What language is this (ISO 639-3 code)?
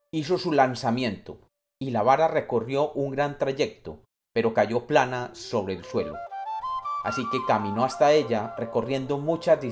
spa